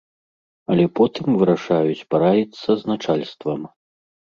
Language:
Belarusian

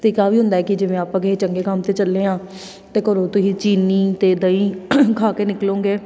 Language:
Punjabi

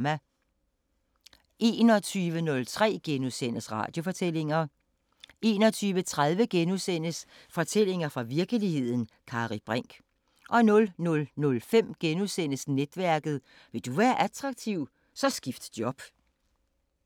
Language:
Danish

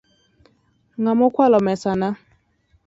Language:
Luo (Kenya and Tanzania)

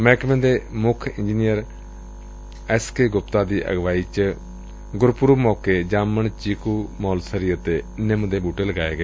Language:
Punjabi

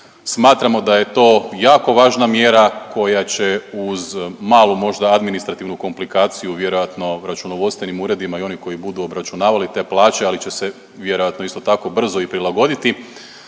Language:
Croatian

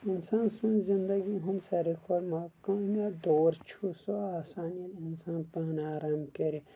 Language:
Kashmiri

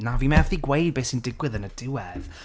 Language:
Welsh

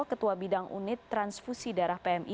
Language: Indonesian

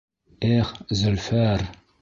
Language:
Bashkir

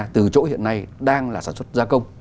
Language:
Vietnamese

